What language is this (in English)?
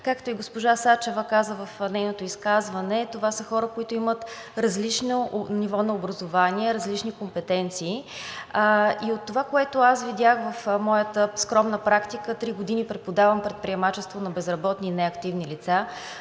Bulgarian